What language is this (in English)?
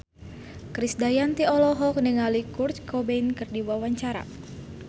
Sundanese